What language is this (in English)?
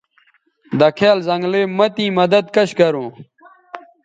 Bateri